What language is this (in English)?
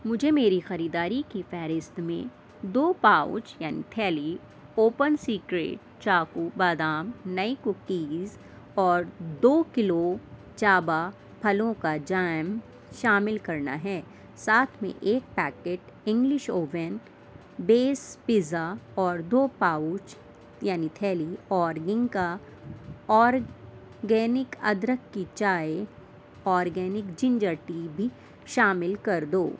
Urdu